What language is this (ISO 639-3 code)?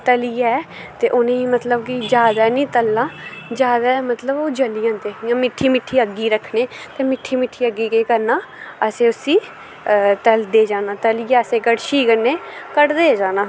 doi